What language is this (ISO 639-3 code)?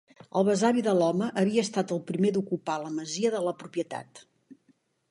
cat